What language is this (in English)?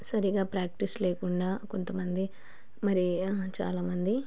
Telugu